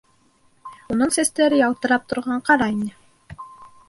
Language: Bashkir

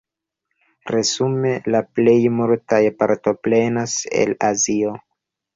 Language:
Esperanto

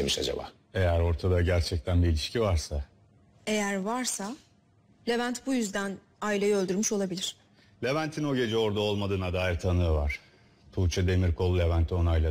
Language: Turkish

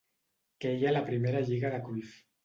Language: Catalan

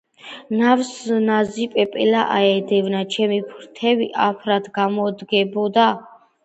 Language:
Georgian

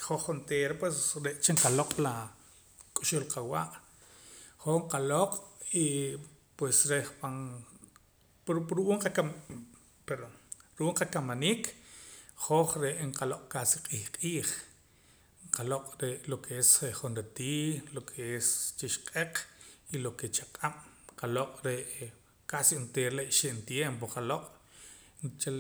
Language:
Poqomam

